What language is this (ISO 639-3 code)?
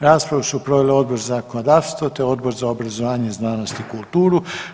hrv